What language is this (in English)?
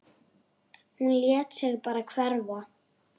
Icelandic